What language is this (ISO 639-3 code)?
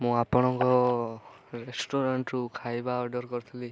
ori